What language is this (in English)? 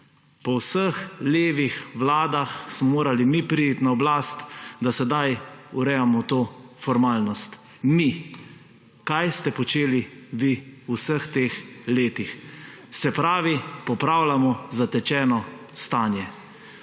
Slovenian